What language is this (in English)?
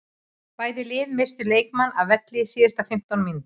Icelandic